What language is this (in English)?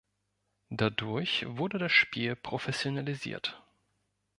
German